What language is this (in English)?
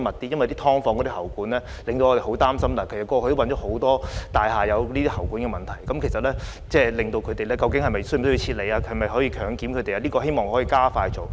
Cantonese